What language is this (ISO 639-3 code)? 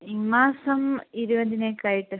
mal